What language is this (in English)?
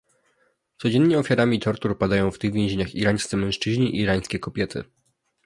Polish